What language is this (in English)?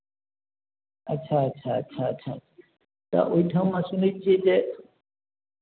Maithili